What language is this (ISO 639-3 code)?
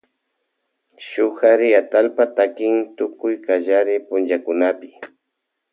qvj